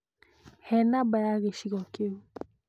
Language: Kikuyu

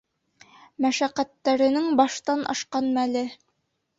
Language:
Bashkir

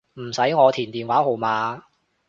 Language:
Cantonese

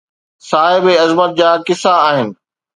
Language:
Sindhi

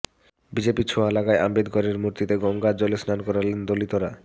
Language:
Bangla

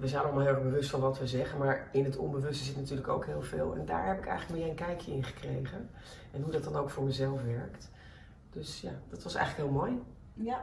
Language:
Dutch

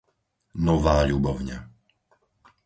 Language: Slovak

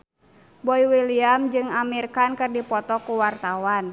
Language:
Sundanese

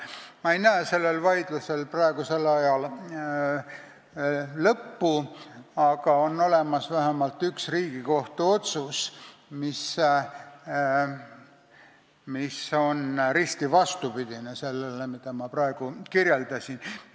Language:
Estonian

